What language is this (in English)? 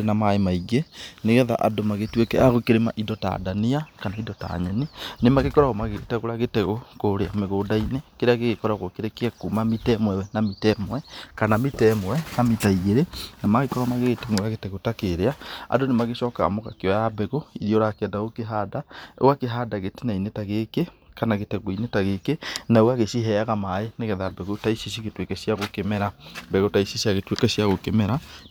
Kikuyu